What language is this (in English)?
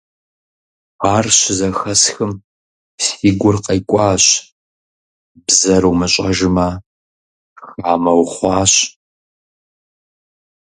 Kabardian